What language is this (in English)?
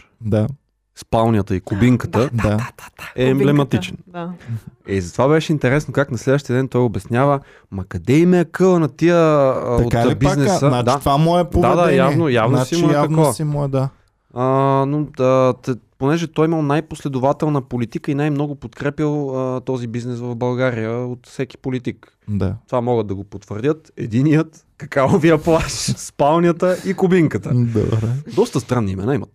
Bulgarian